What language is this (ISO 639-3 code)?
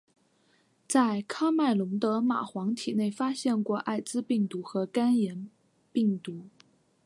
zho